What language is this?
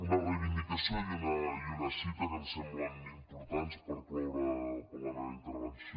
Catalan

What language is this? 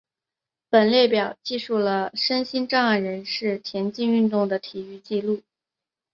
Chinese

